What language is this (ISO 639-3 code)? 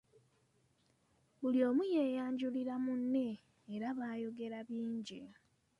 lug